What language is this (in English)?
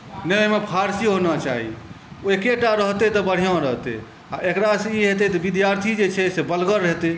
Maithili